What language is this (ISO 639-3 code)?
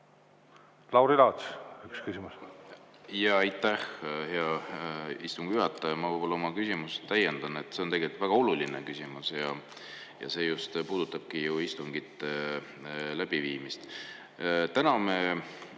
est